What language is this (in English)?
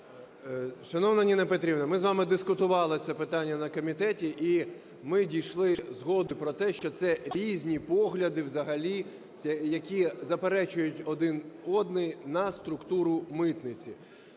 Ukrainian